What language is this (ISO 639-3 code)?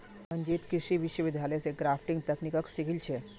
mag